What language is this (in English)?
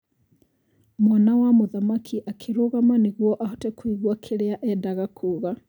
Kikuyu